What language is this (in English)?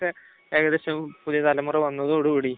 Malayalam